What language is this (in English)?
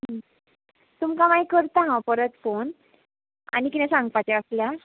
Konkani